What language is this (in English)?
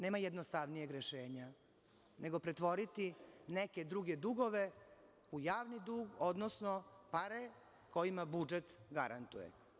Serbian